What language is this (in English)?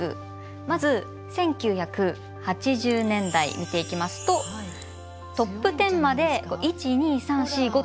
Japanese